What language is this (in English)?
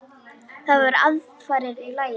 Icelandic